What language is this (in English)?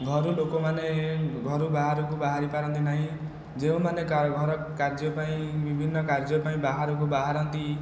Odia